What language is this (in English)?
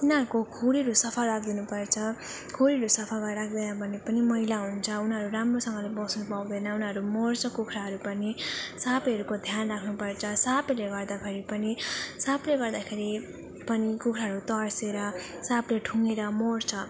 Nepali